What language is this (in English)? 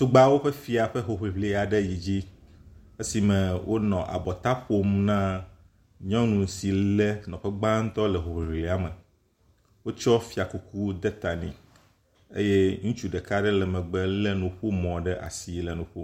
Ewe